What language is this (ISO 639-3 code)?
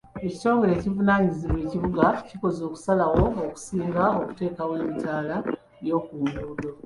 lug